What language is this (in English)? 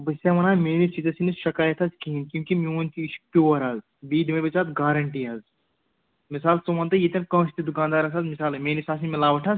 Kashmiri